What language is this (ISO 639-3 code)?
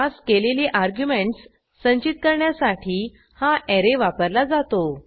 mar